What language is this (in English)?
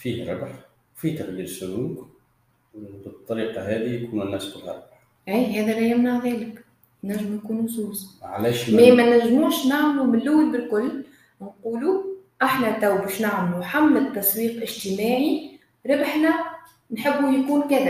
Arabic